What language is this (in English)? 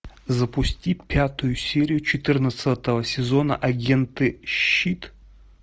Russian